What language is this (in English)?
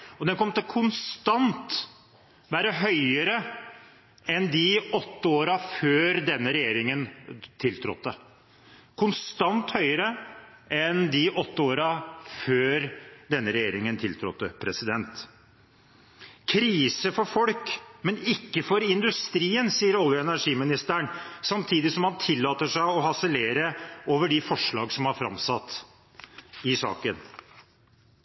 Norwegian Bokmål